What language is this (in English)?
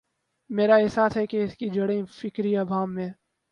Urdu